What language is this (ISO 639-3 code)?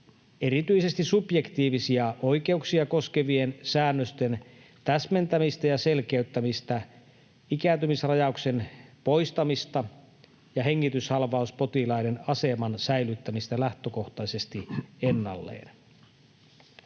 fin